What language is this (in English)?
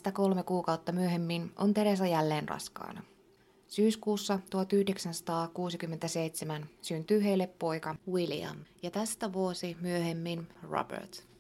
Finnish